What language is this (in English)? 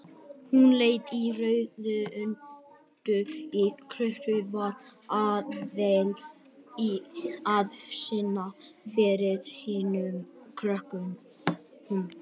Icelandic